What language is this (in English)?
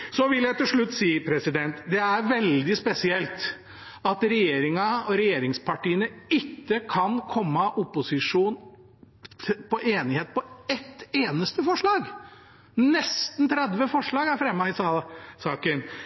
Norwegian Bokmål